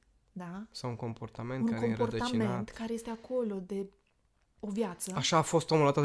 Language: Romanian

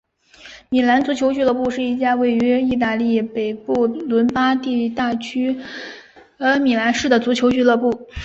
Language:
Chinese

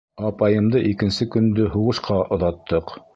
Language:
Bashkir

